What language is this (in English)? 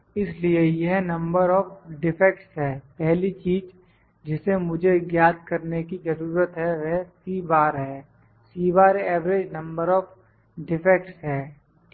Hindi